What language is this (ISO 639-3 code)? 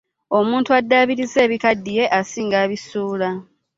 lug